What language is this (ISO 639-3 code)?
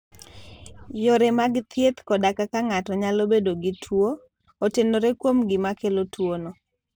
luo